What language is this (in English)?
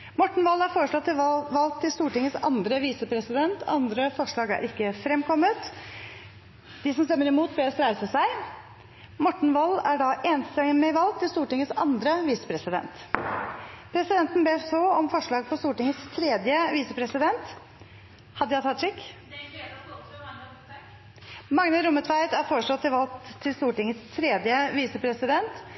Norwegian